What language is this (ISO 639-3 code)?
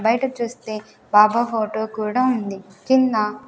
tel